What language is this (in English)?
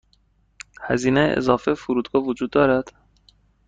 Persian